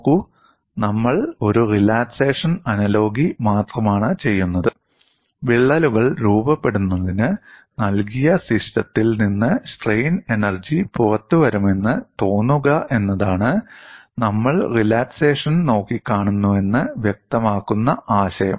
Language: Malayalam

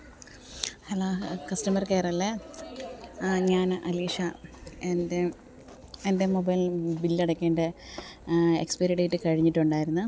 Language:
Malayalam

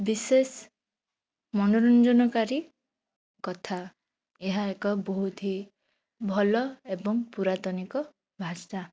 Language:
Odia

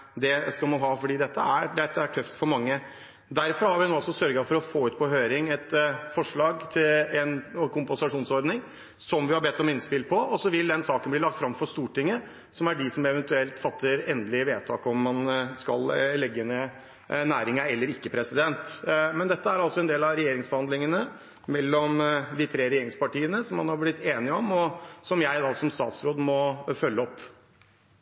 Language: Norwegian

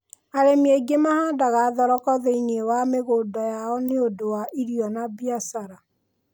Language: Kikuyu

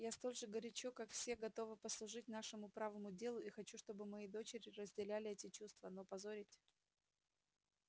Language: Russian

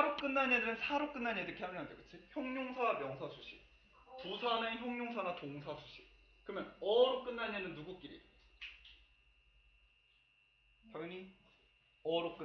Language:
Korean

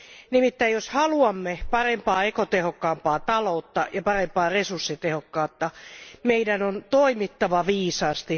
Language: Finnish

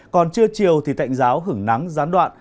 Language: Vietnamese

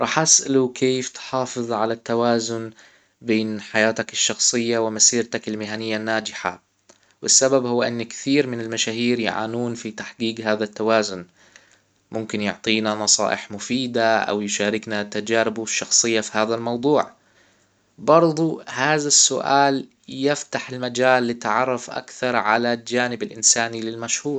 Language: Hijazi Arabic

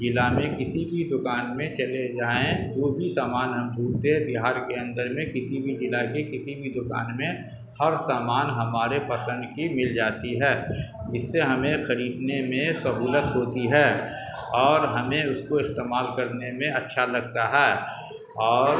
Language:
Urdu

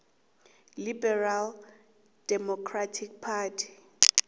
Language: South Ndebele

